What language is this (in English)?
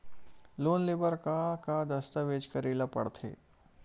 Chhattisgarhi